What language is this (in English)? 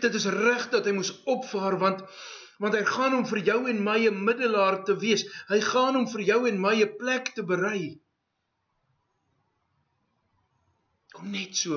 Dutch